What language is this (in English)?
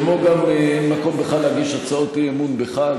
Hebrew